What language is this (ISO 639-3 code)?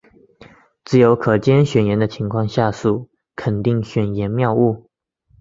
zho